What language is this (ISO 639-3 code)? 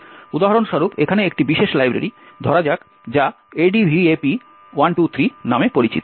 ben